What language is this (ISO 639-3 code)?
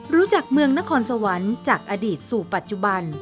tha